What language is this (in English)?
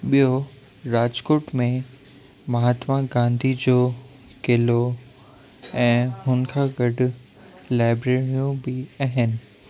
Sindhi